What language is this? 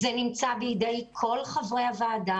Hebrew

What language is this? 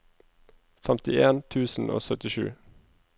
Norwegian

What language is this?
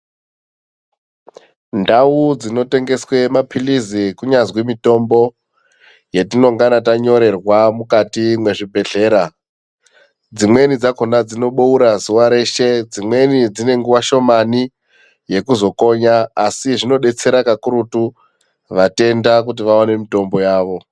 Ndau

